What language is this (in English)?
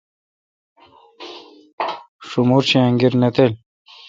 Kalkoti